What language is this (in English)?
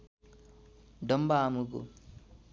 Nepali